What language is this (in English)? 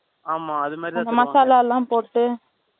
Tamil